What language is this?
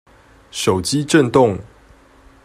Chinese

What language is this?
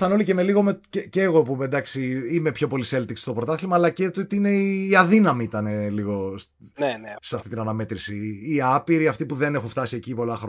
Greek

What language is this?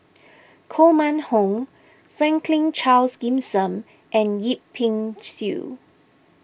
English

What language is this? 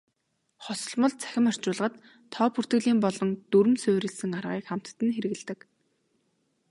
Mongolian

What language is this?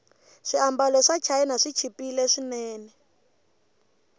Tsonga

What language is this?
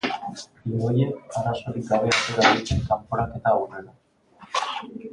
Basque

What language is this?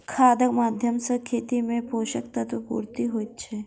Maithili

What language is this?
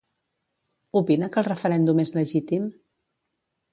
Catalan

